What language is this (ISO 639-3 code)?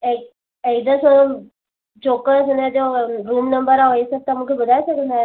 snd